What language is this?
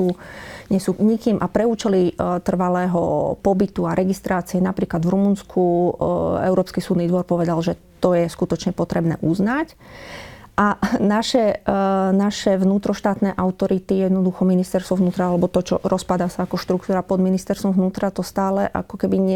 Slovak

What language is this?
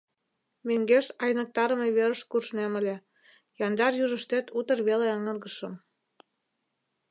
Mari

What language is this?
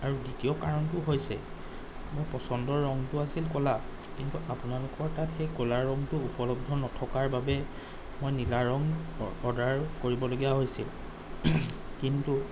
Assamese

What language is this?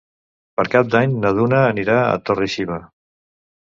Catalan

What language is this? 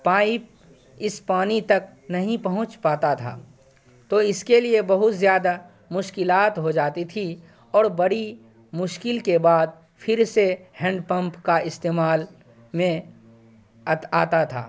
Urdu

